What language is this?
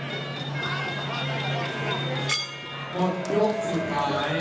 Thai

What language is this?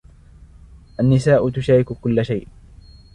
Arabic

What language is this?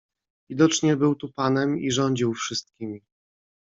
Polish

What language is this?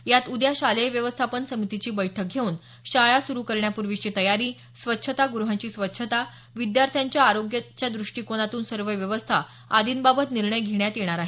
Marathi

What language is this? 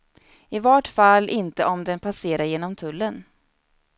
Swedish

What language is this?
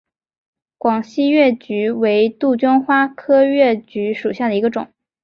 Chinese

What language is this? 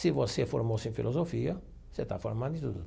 Portuguese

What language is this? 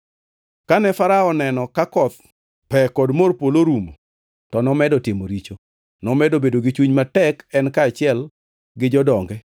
Luo (Kenya and Tanzania)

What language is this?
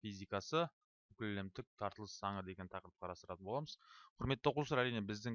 Turkish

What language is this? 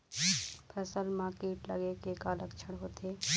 Chhattisgarhi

